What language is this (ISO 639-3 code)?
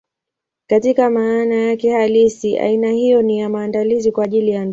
swa